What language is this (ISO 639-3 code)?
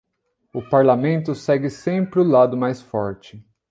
por